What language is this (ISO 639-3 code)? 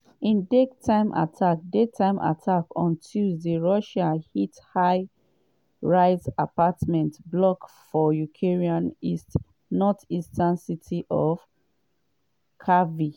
pcm